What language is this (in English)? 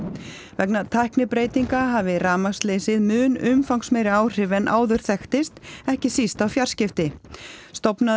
Icelandic